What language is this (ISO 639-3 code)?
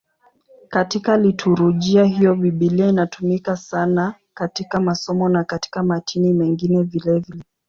swa